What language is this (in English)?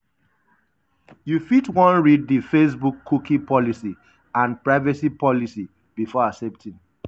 Nigerian Pidgin